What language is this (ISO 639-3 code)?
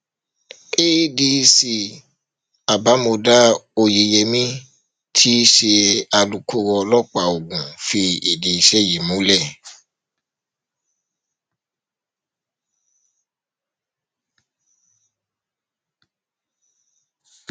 yor